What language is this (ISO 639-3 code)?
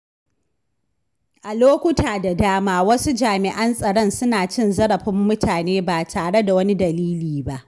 hau